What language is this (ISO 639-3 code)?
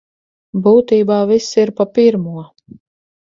lav